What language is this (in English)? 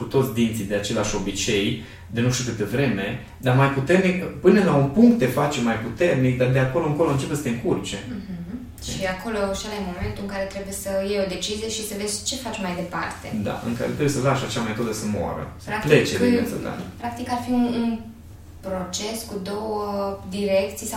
Romanian